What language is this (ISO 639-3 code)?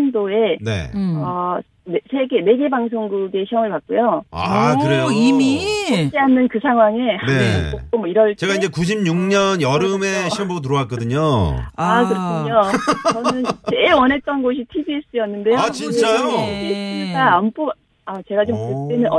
kor